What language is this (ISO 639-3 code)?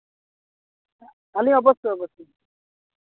sat